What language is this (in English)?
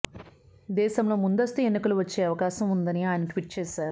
Telugu